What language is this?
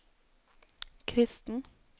Norwegian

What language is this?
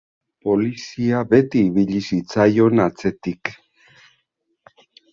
Basque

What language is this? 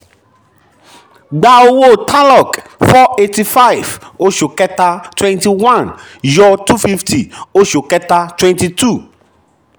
Yoruba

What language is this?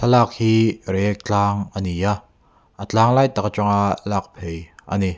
Mizo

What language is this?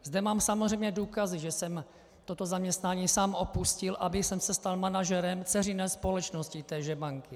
Czech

